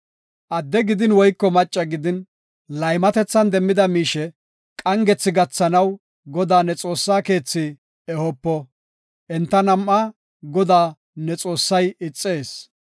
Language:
Gofa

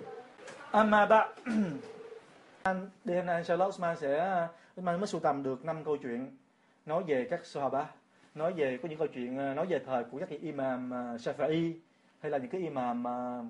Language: Vietnamese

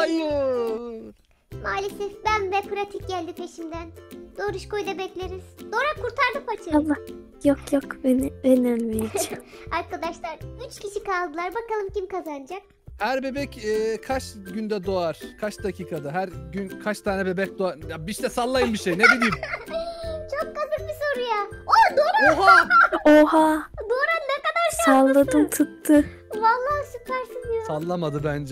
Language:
Turkish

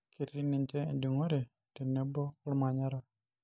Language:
Masai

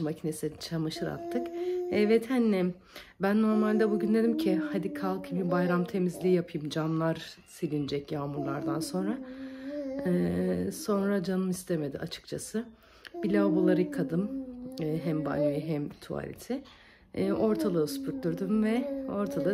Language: Turkish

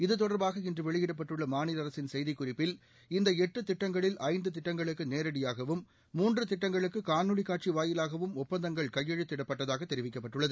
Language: Tamil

